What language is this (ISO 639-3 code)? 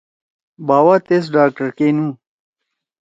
trw